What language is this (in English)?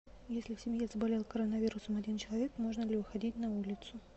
Russian